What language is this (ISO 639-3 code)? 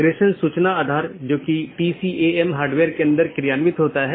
hin